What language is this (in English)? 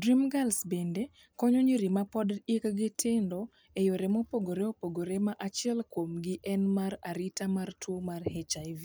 Luo (Kenya and Tanzania)